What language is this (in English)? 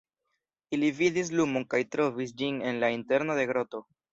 Esperanto